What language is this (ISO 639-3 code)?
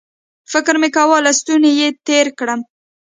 pus